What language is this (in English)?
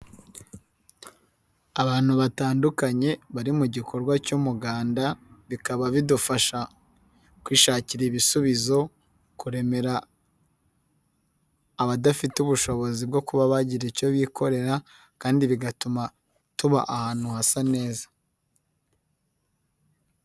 Kinyarwanda